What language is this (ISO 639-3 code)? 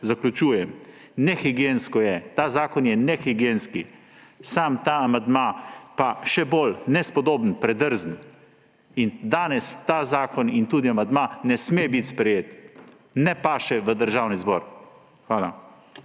slv